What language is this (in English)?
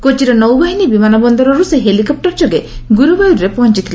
Odia